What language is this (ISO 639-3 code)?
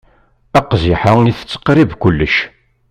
kab